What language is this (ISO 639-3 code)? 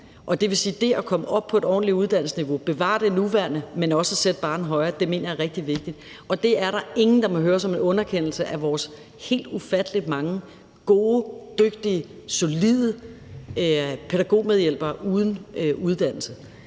dan